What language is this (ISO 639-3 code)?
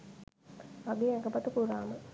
sin